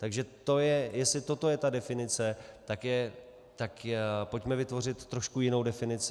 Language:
Czech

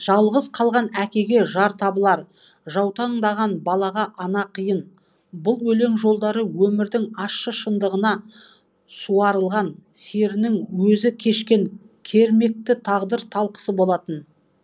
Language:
Kazakh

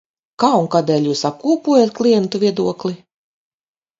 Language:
Latvian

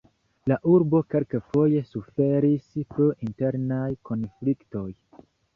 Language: Esperanto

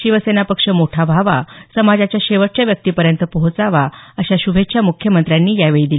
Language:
Marathi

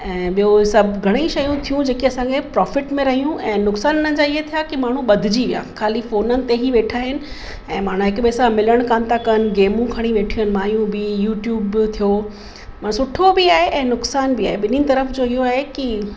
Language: Sindhi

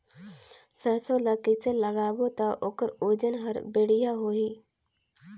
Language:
Chhattisgarhi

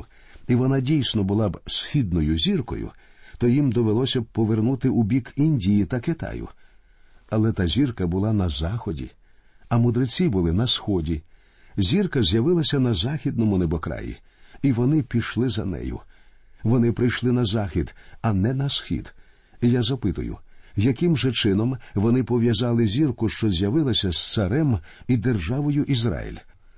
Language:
Ukrainian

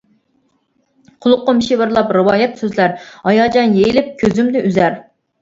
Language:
Uyghur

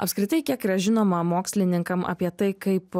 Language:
Lithuanian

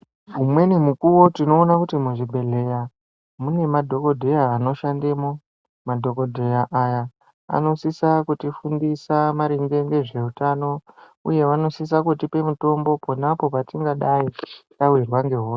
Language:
Ndau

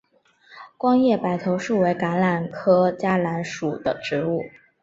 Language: Chinese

